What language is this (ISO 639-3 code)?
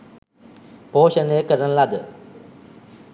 sin